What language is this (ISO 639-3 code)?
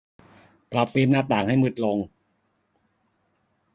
tha